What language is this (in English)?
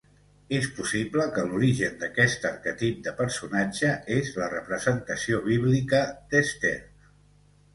Catalan